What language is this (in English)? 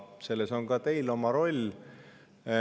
Estonian